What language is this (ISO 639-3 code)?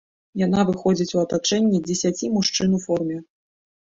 bel